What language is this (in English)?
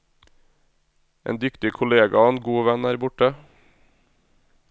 Norwegian